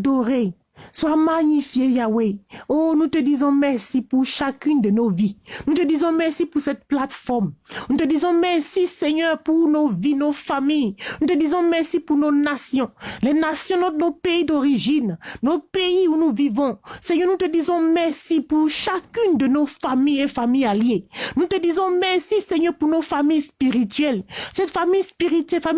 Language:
French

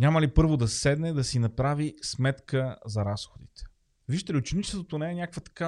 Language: Bulgarian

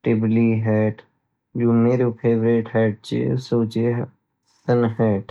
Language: Garhwali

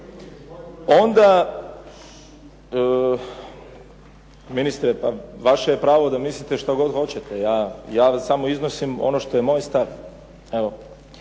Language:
Croatian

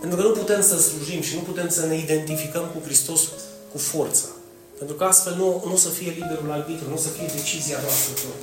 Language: Romanian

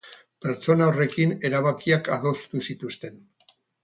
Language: Basque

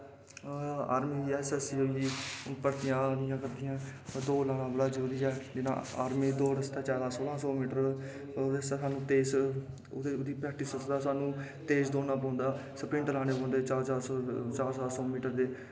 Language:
Dogri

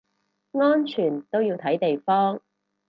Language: Cantonese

